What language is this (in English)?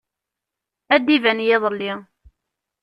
Kabyle